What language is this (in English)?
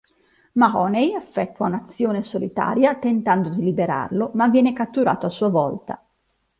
Italian